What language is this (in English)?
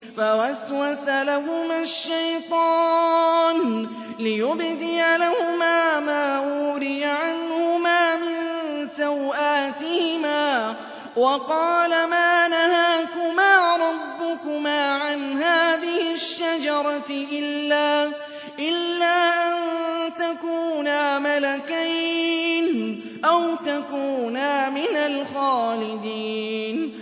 Arabic